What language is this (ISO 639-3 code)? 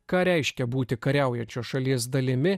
lit